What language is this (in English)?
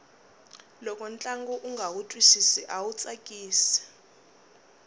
Tsonga